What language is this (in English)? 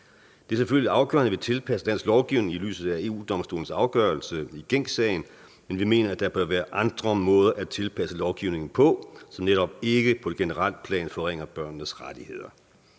Danish